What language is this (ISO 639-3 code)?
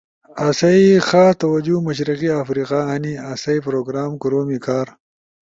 ush